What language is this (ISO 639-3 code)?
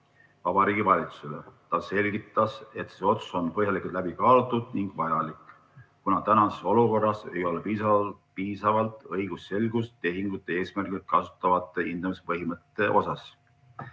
est